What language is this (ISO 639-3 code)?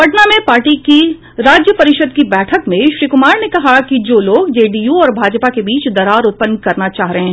hin